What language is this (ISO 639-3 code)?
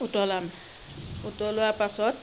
asm